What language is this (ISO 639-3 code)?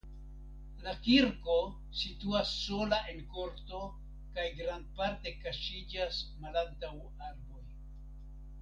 epo